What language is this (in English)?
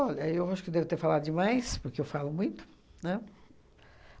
Portuguese